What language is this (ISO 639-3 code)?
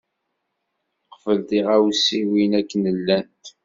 kab